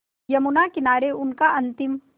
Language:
Hindi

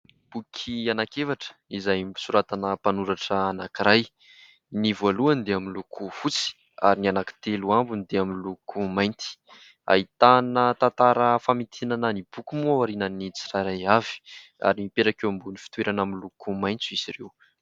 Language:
Malagasy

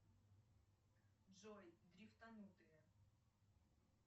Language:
Russian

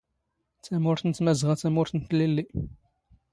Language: Standard Moroccan Tamazight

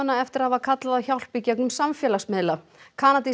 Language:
Icelandic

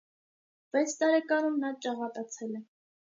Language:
Armenian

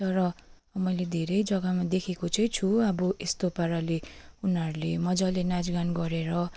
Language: Nepali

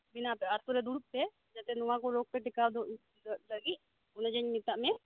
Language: Santali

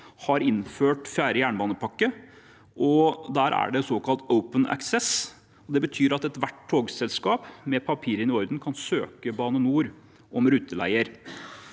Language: Norwegian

